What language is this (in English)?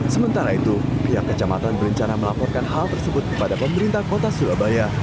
Indonesian